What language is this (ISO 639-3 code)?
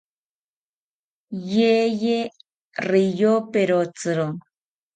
cpy